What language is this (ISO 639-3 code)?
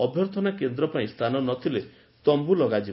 ori